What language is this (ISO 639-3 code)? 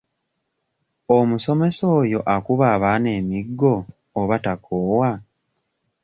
lug